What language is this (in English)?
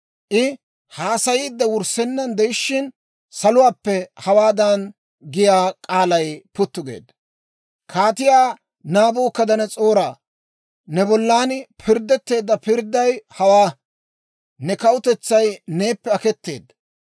Dawro